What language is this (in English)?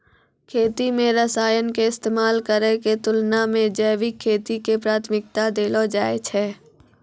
Maithili